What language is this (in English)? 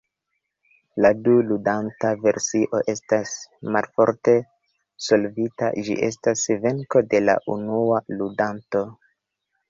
Esperanto